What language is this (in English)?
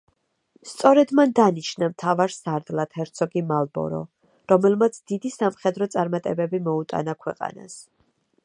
Georgian